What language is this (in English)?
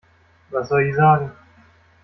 German